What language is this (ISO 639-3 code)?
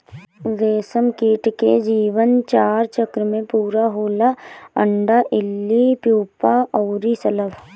bho